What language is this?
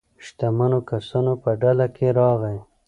Pashto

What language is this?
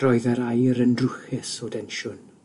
Welsh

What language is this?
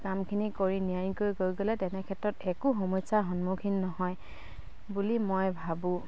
Assamese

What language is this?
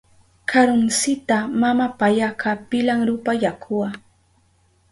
Southern Pastaza Quechua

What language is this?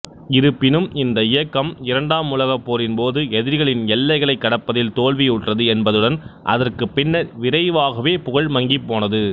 Tamil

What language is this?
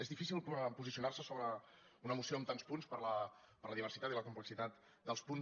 Catalan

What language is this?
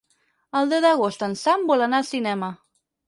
Catalan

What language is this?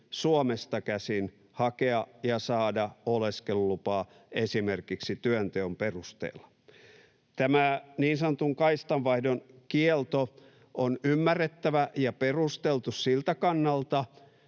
Finnish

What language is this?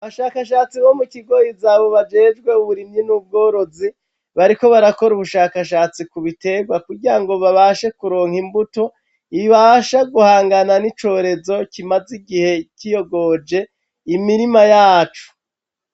Rundi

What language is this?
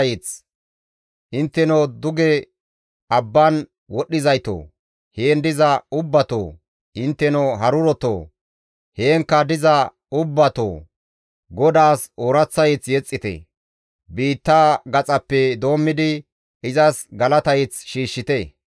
Gamo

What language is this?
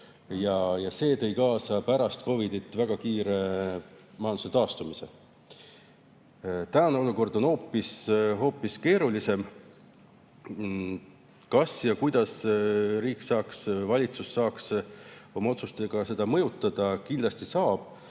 Estonian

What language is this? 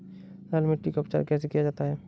Hindi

